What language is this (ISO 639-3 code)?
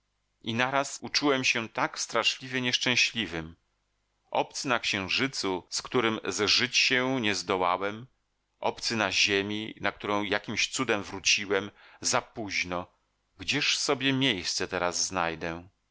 pol